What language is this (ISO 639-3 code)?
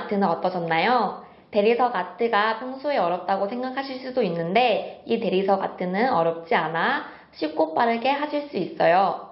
kor